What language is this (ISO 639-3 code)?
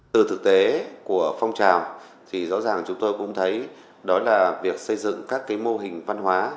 vie